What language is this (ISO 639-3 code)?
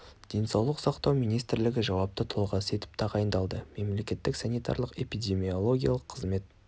kaz